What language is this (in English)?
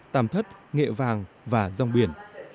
Vietnamese